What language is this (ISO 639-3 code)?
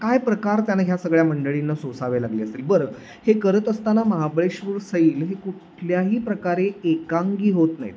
mar